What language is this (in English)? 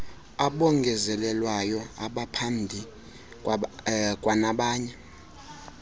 Xhosa